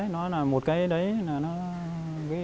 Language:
Vietnamese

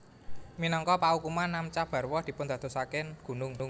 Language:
Javanese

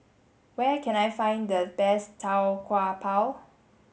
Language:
English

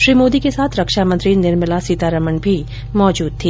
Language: Hindi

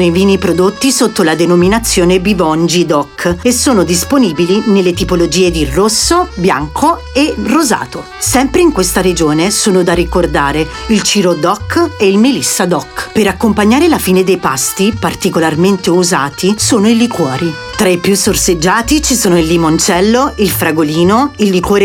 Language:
Italian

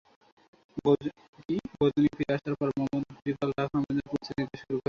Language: Bangla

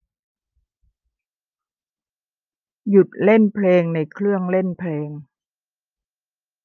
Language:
Thai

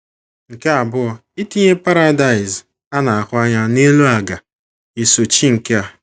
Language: Igbo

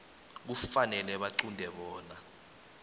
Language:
South Ndebele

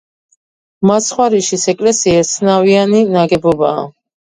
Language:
Georgian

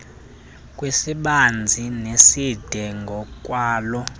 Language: Xhosa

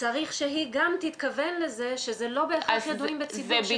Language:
Hebrew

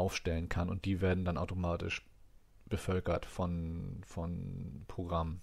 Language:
German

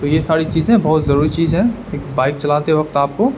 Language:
Urdu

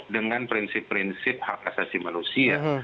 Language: Indonesian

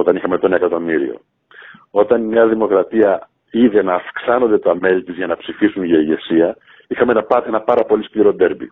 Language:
Greek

